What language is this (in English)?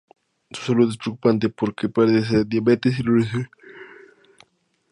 Spanish